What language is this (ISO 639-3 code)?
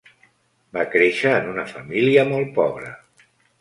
cat